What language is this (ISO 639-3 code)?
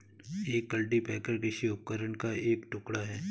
hin